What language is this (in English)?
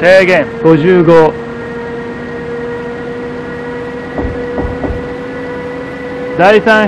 Japanese